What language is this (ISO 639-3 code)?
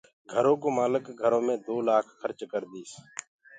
ggg